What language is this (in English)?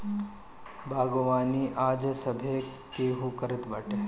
Bhojpuri